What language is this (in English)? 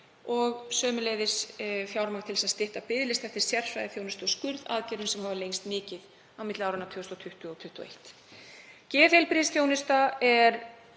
Icelandic